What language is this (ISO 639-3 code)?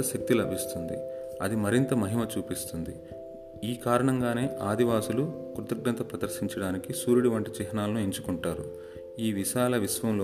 tel